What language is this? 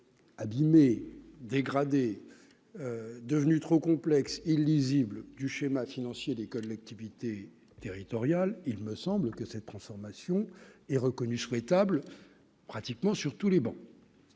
French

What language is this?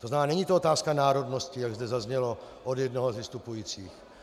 Czech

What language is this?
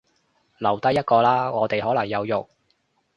Cantonese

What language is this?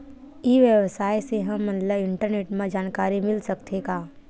Chhattisgarhi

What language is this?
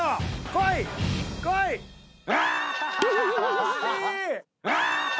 Japanese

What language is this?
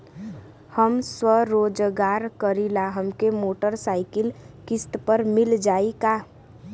Bhojpuri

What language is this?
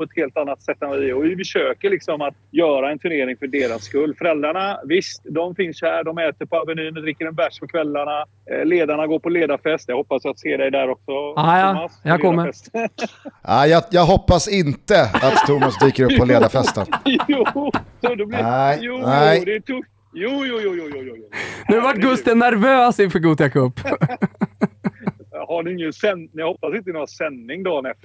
Swedish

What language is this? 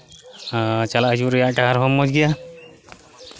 Santali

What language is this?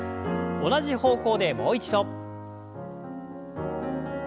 Japanese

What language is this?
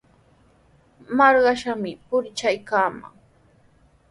Sihuas Ancash Quechua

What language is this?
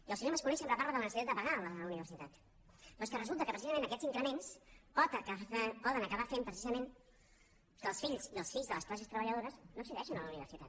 Catalan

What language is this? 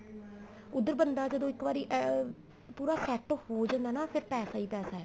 Punjabi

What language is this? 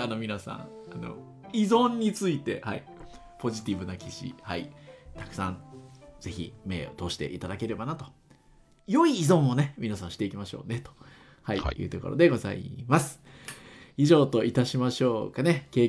Japanese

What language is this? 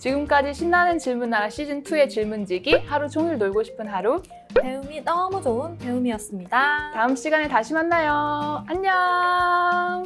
Korean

